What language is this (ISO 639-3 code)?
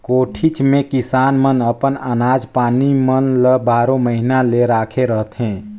hne